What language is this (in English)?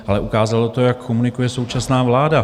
Czech